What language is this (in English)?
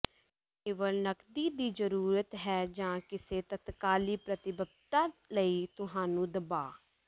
Punjabi